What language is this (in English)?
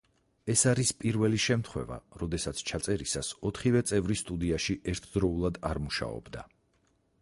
Georgian